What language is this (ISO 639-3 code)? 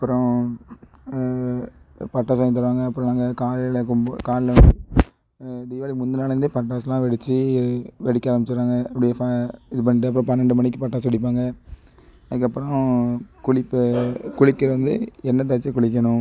tam